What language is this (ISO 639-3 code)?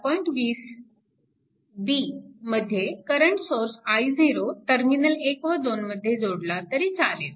mar